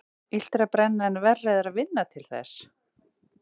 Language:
Icelandic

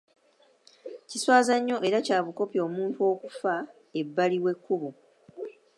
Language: Ganda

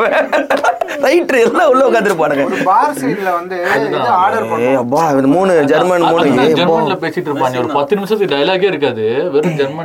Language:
Tamil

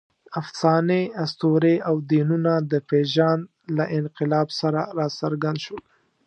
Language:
Pashto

